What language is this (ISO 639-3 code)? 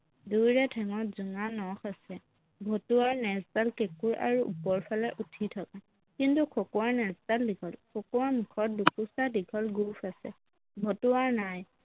asm